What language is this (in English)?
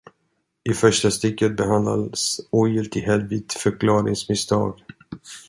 Swedish